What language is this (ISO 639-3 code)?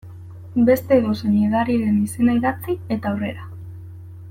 eus